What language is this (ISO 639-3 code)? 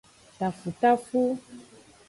ajg